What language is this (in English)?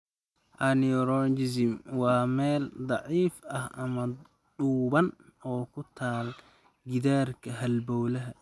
Somali